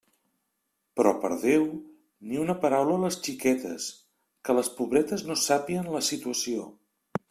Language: Catalan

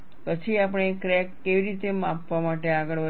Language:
Gujarati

